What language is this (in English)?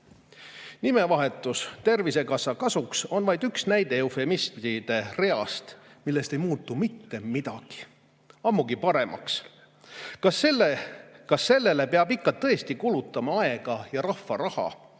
Estonian